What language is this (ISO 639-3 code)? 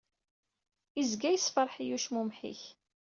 kab